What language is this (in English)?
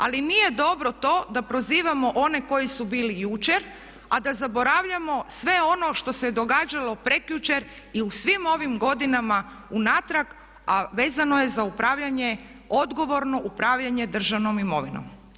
Croatian